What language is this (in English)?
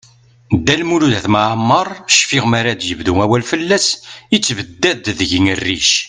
Kabyle